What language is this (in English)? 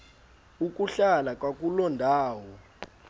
Xhosa